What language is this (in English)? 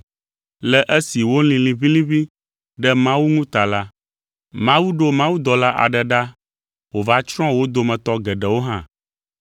Ewe